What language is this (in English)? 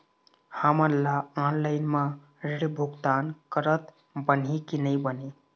Chhattisgarhi